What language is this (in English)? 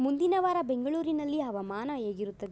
Kannada